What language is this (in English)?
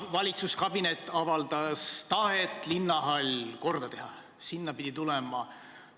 Estonian